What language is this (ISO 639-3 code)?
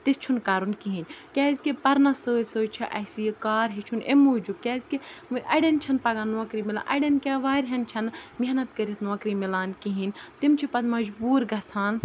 kas